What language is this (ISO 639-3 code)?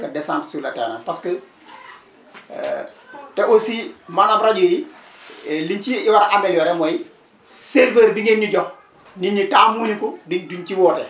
wol